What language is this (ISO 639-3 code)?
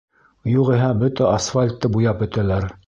bak